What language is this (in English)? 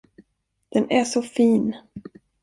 Swedish